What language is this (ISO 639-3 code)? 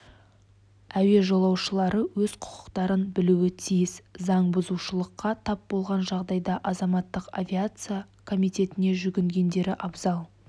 kaz